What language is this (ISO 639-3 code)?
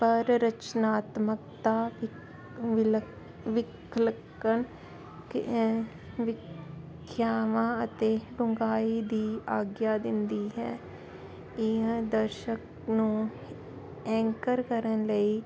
pan